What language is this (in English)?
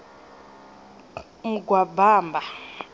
Venda